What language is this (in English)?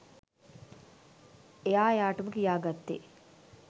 Sinhala